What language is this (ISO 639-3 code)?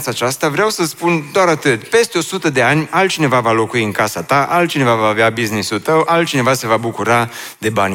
ron